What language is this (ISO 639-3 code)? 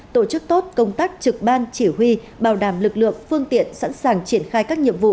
vie